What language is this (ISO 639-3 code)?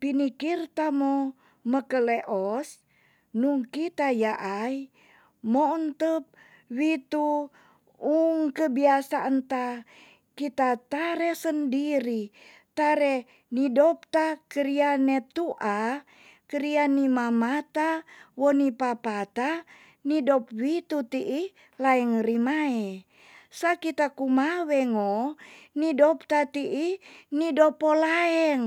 txs